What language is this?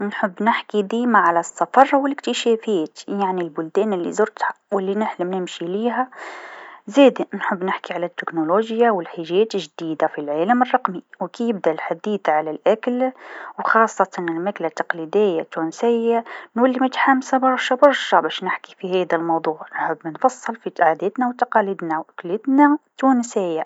Tunisian Arabic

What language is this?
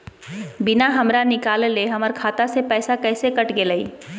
Magahi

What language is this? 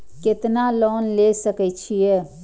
Maithili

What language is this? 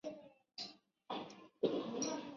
Chinese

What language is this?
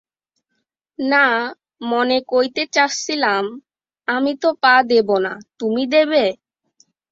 Bangla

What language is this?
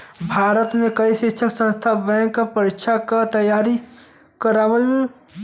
Bhojpuri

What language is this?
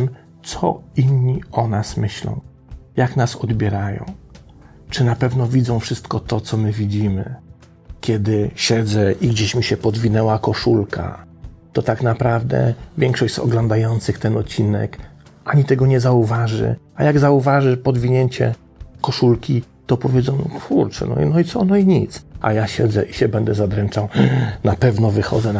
Polish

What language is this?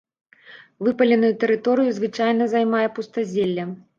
Belarusian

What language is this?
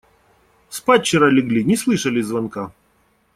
Russian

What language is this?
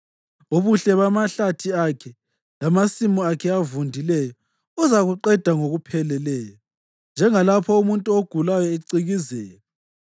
North Ndebele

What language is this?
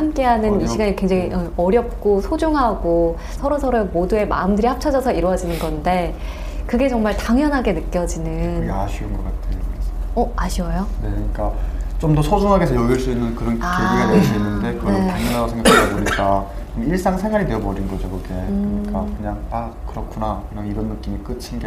Korean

